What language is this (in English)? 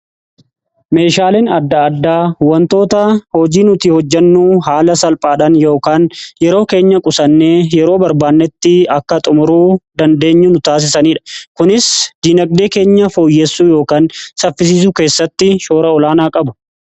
Oromo